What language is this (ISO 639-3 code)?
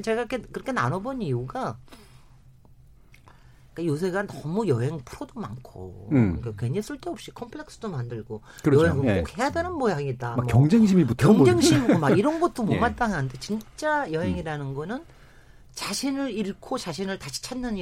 kor